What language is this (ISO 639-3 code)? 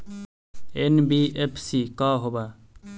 mag